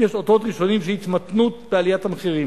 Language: Hebrew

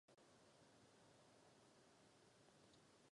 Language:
Czech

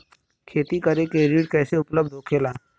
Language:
Bhojpuri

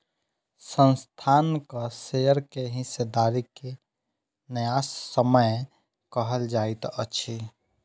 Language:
Maithili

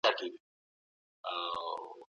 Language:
Pashto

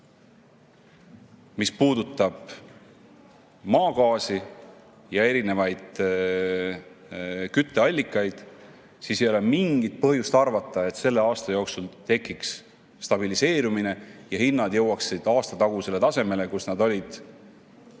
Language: Estonian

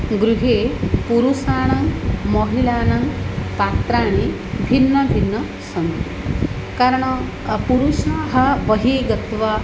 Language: Sanskrit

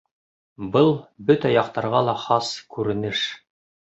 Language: Bashkir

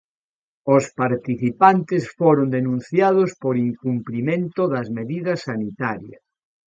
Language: Galician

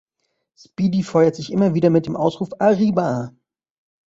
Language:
German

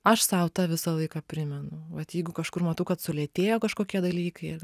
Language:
Lithuanian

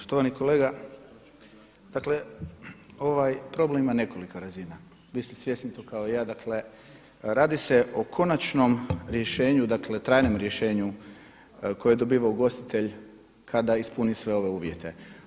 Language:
Croatian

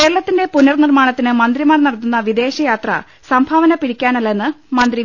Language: Malayalam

